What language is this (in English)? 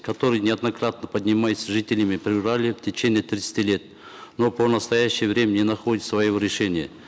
Kazakh